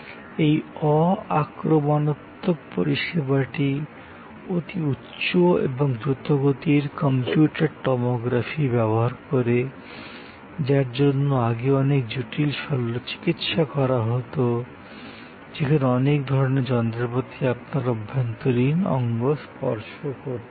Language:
Bangla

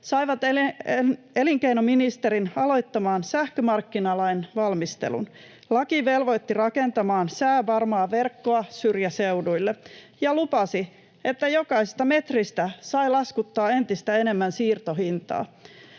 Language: Finnish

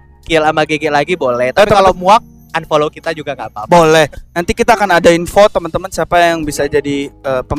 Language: Indonesian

